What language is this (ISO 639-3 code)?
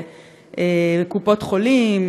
heb